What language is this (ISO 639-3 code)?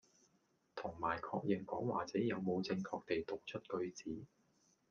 yue